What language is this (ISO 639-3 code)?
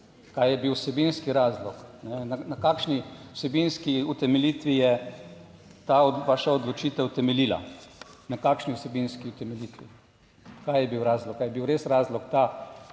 slv